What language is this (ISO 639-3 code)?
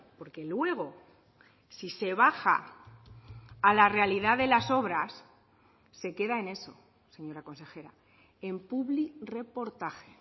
spa